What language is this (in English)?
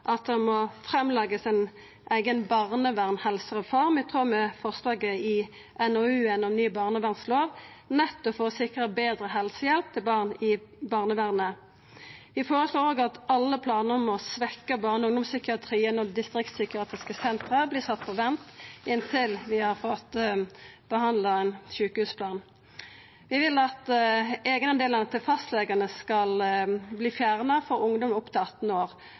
Norwegian Nynorsk